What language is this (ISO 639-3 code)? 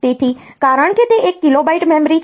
guj